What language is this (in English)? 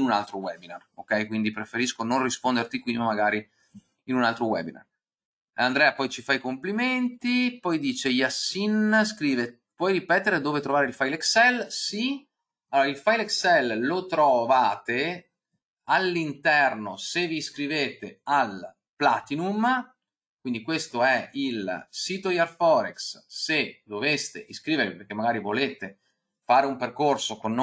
Italian